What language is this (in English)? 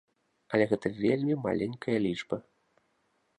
Belarusian